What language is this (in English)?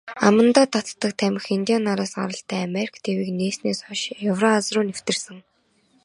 Mongolian